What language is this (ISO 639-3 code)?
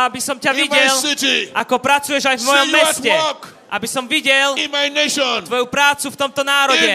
slk